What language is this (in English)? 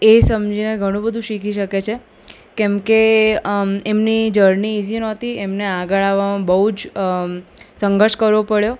Gujarati